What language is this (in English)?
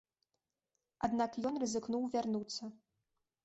Belarusian